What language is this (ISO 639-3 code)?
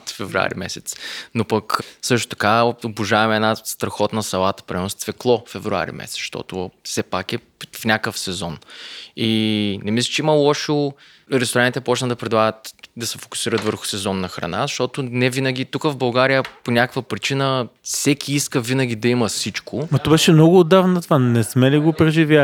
bul